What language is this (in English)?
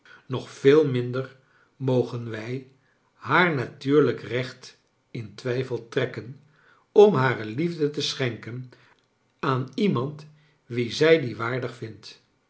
Dutch